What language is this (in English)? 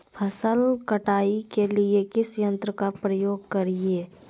Magahi